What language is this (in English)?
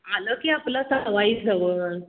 Marathi